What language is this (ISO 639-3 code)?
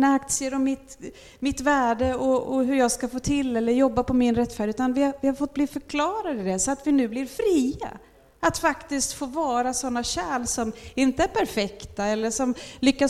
swe